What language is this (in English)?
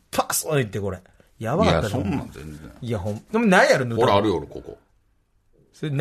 Japanese